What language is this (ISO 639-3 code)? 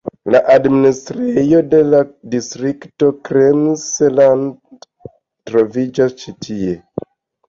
epo